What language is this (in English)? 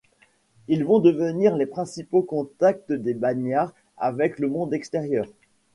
French